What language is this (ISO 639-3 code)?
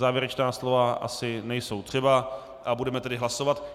ces